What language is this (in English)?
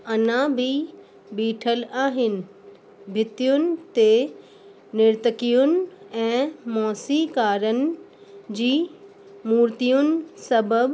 Sindhi